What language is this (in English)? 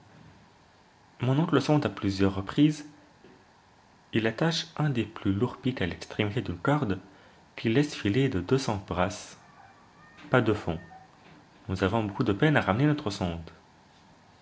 French